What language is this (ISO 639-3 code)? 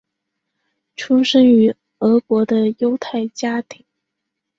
zho